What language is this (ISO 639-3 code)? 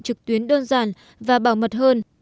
vie